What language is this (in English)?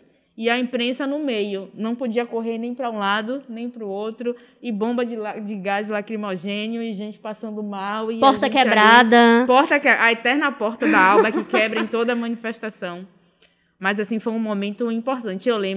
Portuguese